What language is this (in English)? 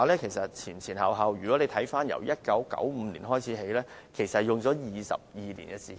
Cantonese